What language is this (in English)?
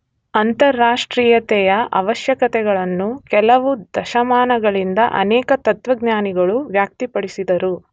Kannada